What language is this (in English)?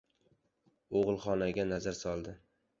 Uzbek